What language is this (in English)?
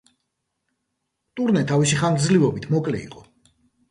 Georgian